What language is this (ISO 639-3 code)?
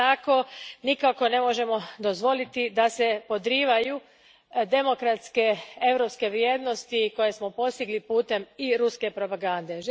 hrv